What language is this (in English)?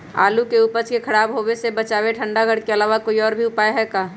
Magahi